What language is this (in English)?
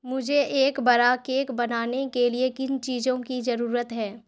Urdu